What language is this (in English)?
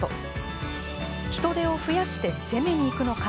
Japanese